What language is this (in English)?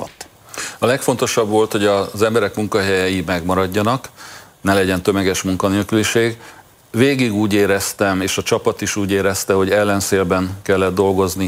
Hungarian